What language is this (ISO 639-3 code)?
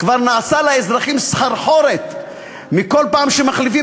heb